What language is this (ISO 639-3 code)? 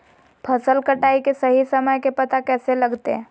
mag